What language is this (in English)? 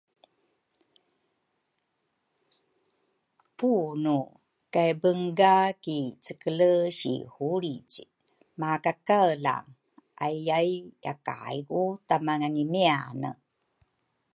Rukai